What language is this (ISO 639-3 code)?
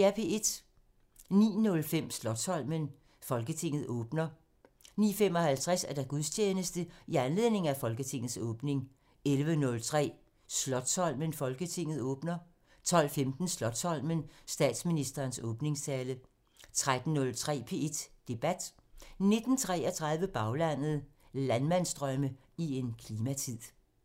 dan